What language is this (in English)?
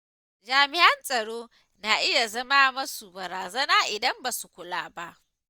Hausa